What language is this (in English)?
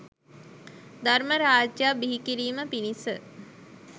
Sinhala